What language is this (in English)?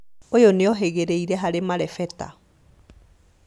Kikuyu